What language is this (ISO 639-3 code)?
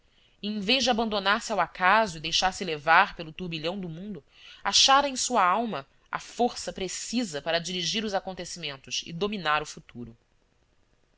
por